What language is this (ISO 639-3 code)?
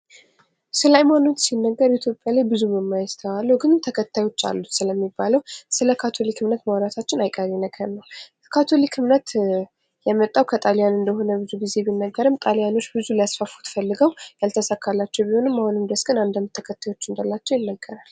amh